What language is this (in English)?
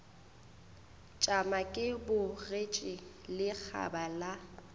Northern Sotho